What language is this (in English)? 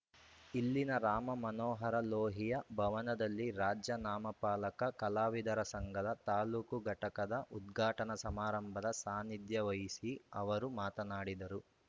Kannada